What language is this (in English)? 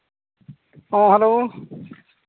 Santali